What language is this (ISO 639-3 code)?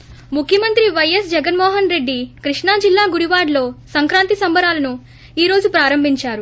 tel